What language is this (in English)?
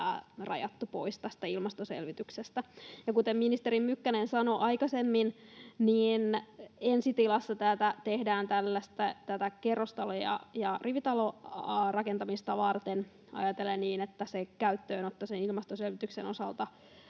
Finnish